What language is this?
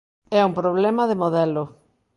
Galician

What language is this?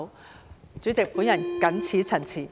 Cantonese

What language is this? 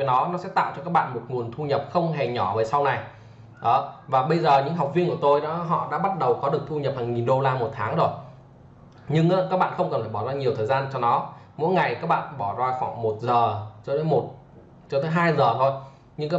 Vietnamese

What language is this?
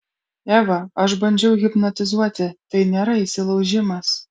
Lithuanian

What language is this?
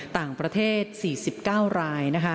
Thai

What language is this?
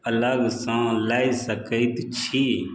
Maithili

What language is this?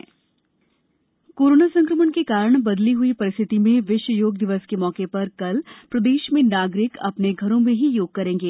Hindi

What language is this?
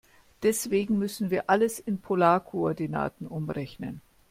German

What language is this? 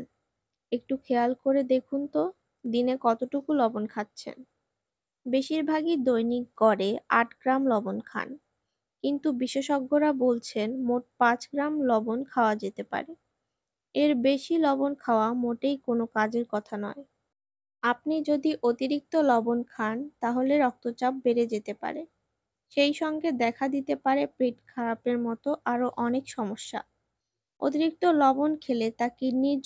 Romanian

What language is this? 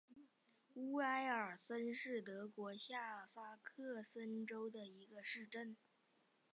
Chinese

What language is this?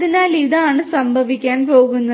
Malayalam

